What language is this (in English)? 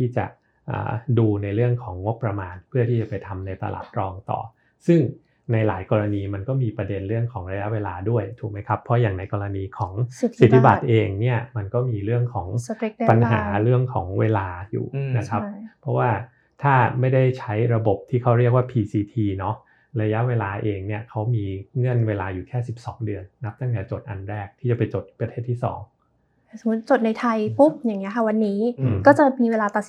Thai